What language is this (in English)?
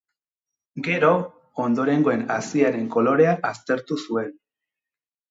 Basque